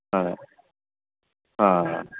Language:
Punjabi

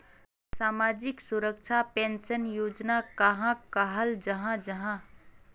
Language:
Magahi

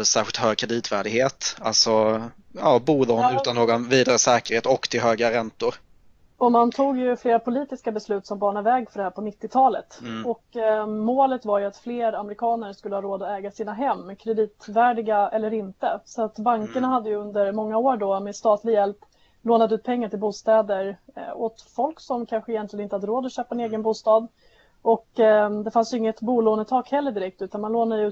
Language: Swedish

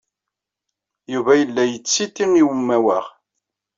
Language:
Kabyle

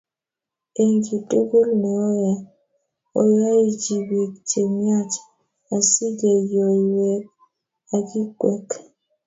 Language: Kalenjin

